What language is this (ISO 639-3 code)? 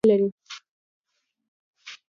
pus